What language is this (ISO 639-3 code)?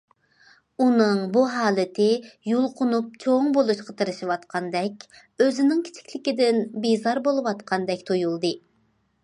uig